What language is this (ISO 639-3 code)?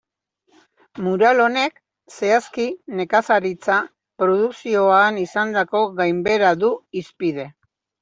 eus